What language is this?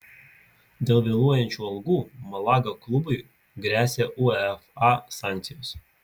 Lithuanian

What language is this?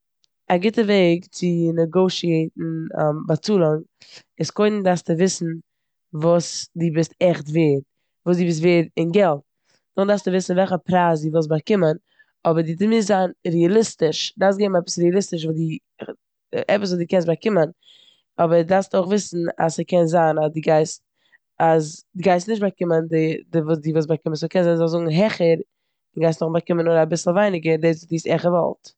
Yiddish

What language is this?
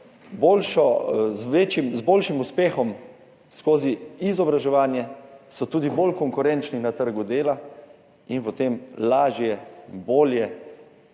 Slovenian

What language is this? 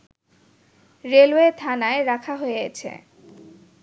Bangla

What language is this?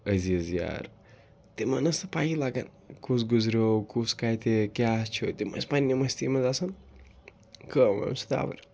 Kashmiri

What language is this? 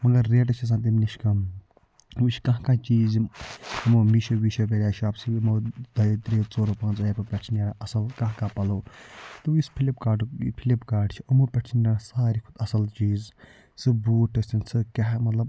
Kashmiri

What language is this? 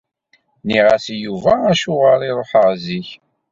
Kabyle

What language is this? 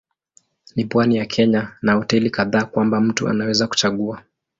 Swahili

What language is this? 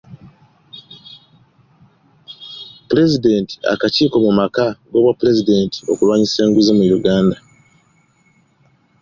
Ganda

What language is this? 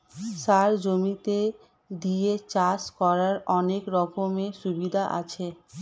Bangla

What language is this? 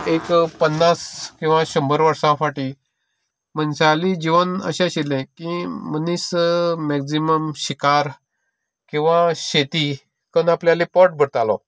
Konkani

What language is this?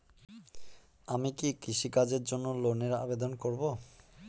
Bangla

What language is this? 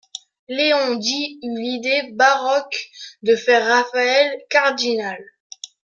French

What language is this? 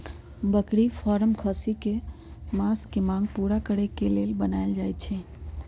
Magahi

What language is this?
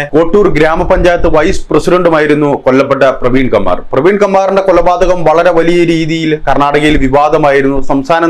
Arabic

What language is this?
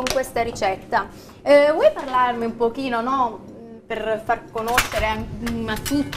Italian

